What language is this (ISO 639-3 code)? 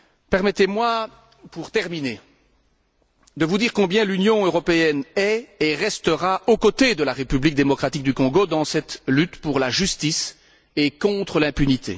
fra